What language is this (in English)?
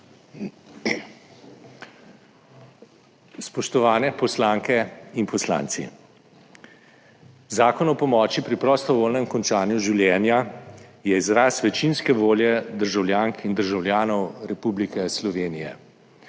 Slovenian